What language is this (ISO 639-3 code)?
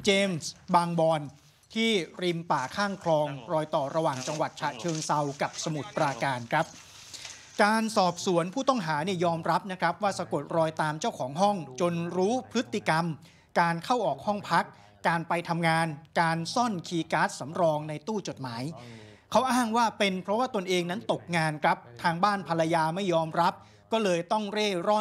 tha